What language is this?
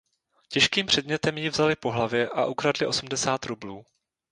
Czech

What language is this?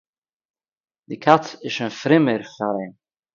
Yiddish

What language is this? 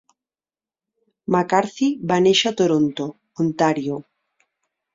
Catalan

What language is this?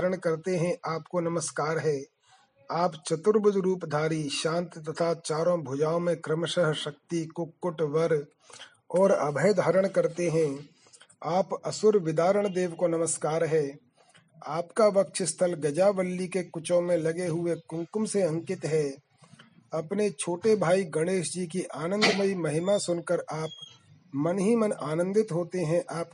Hindi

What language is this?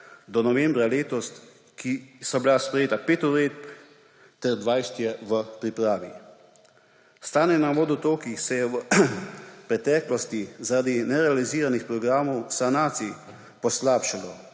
Slovenian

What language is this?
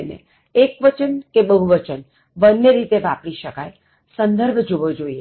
Gujarati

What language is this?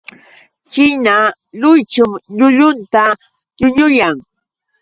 Yauyos Quechua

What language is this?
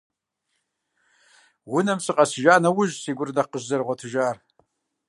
Kabardian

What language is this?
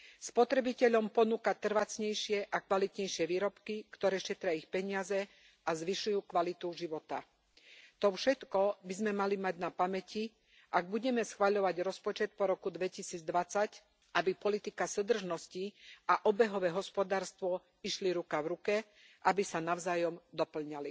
Slovak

